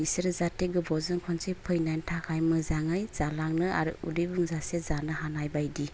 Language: Bodo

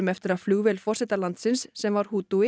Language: Icelandic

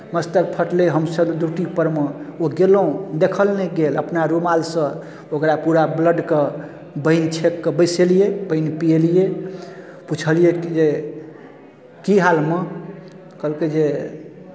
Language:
Maithili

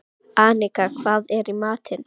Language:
Icelandic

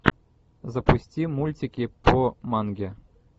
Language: Russian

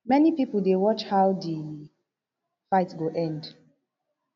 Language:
Nigerian Pidgin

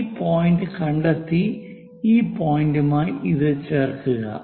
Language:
Malayalam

